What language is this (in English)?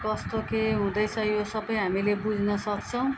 Nepali